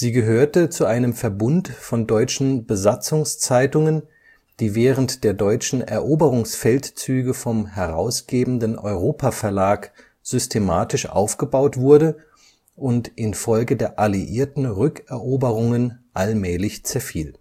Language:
German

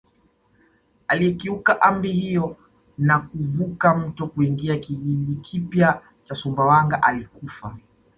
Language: Swahili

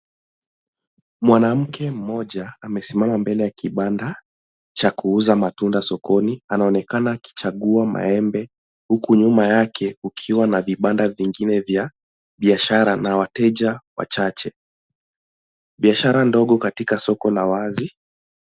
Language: Swahili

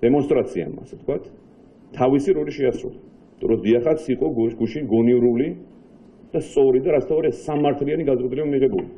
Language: Romanian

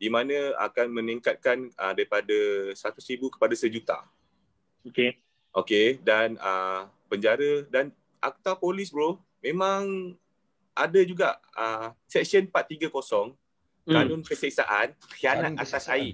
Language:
Malay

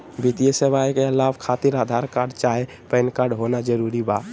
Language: Magahi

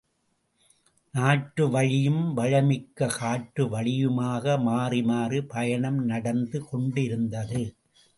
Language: Tamil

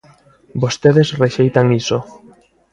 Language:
Galician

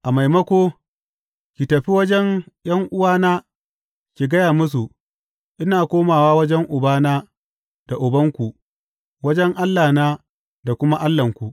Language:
Hausa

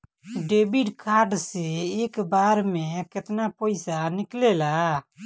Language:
Bhojpuri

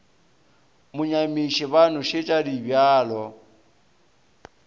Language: Northern Sotho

